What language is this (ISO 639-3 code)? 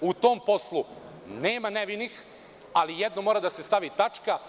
srp